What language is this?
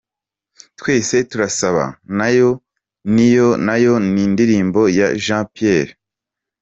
Kinyarwanda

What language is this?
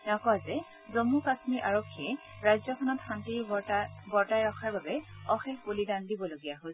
Assamese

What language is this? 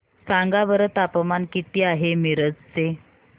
Marathi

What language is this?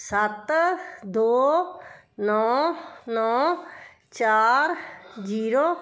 Punjabi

